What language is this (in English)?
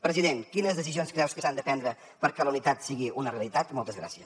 Catalan